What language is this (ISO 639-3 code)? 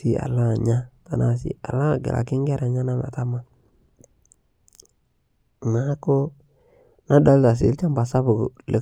mas